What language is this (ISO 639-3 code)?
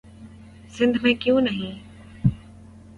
urd